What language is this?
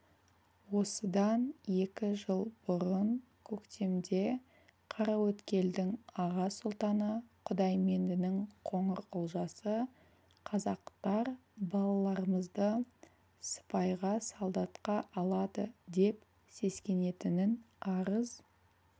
Kazakh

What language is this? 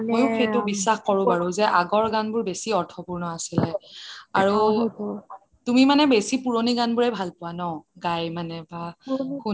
Assamese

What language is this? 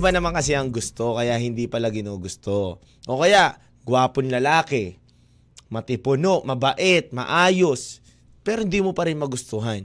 Filipino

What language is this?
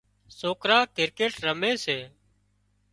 Wadiyara Koli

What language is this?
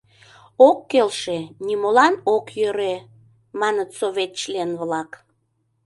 Mari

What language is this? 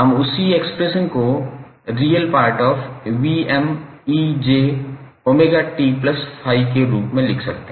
Hindi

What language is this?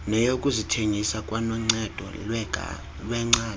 Xhosa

